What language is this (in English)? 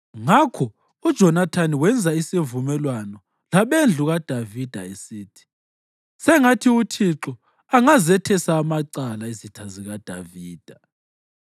North Ndebele